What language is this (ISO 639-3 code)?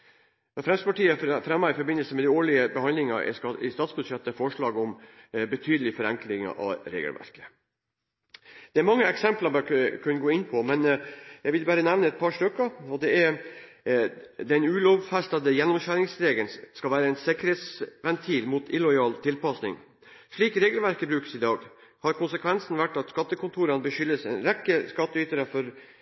nob